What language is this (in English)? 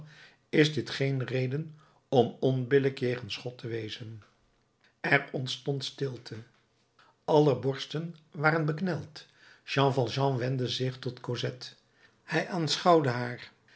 Dutch